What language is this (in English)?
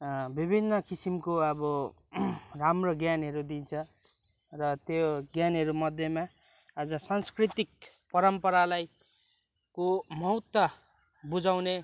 Nepali